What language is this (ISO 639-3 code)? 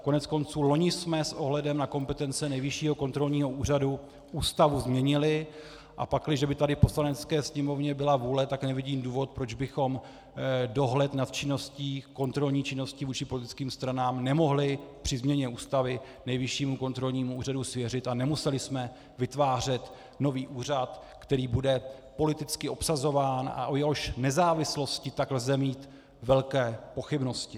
ces